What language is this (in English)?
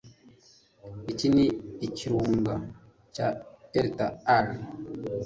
Kinyarwanda